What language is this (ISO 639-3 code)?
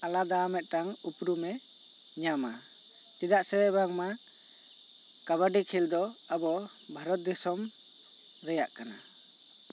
sat